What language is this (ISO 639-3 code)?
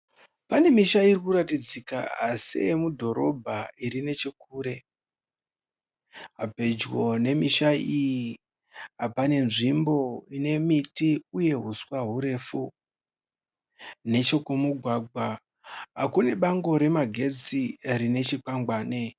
sna